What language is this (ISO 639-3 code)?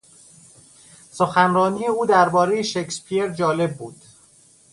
fas